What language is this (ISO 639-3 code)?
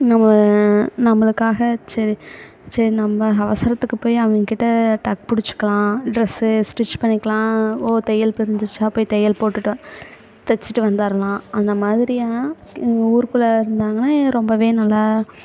tam